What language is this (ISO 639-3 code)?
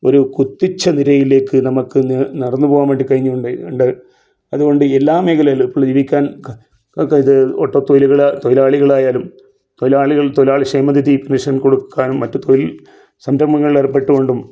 mal